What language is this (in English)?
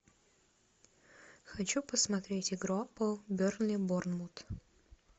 Russian